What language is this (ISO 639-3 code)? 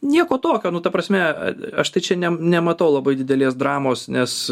lit